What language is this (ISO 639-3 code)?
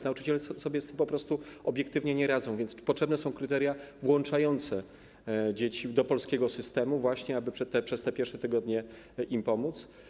pol